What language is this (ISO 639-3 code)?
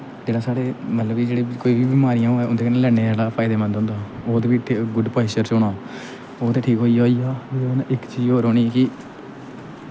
doi